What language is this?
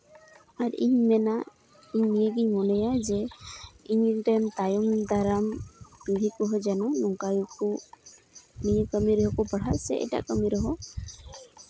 Santali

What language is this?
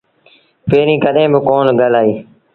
Sindhi Bhil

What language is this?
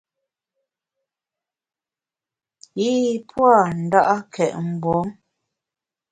Bamun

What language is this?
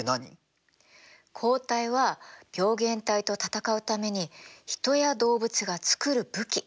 Japanese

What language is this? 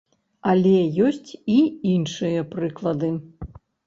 Belarusian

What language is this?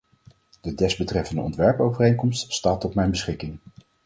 Dutch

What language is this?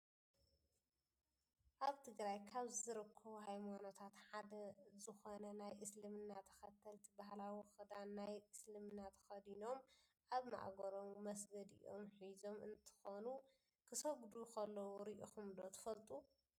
Tigrinya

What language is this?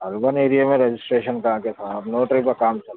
Urdu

